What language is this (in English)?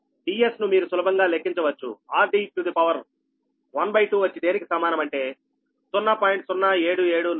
Telugu